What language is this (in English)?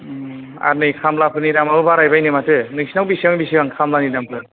Bodo